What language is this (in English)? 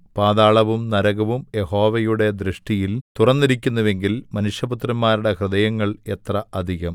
Malayalam